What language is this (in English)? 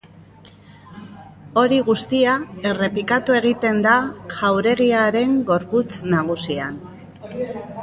Basque